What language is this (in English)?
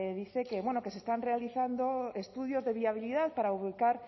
Spanish